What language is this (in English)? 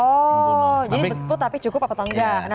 Indonesian